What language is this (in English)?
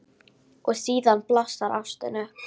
Icelandic